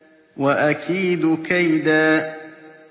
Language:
Arabic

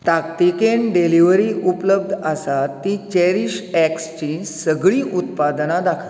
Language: Konkani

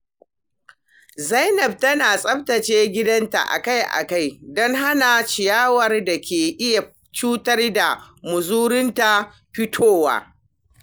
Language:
Hausa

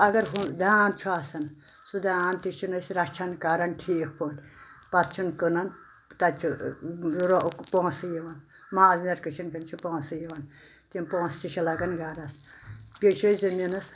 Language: Kashmiri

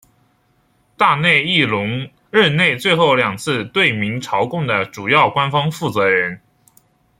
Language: Chinese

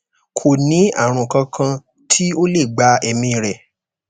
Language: Yoruba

